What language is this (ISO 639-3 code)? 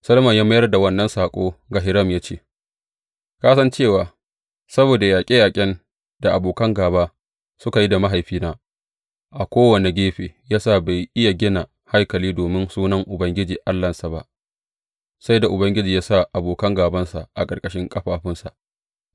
hau